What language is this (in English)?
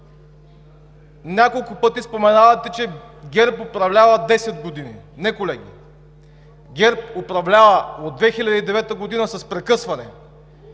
Bulgarian